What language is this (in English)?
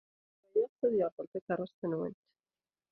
Kabyle